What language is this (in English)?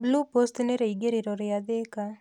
Kikuyu